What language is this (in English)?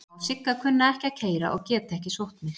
Icelandic